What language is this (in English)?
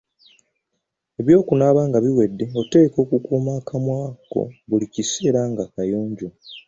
Ganda